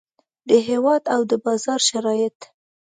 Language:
Pashto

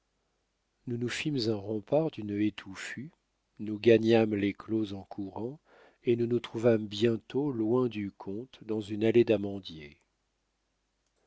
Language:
French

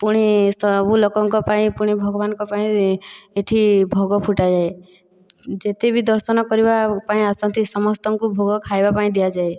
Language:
Odia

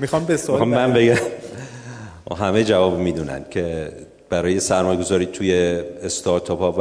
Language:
Persian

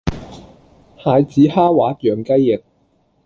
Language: Cantonese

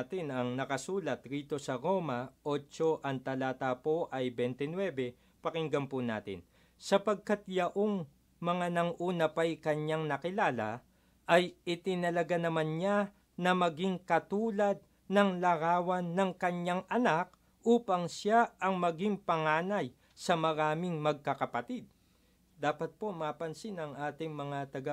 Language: Filipino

